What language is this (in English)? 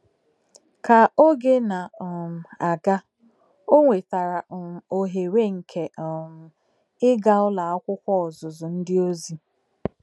Igbo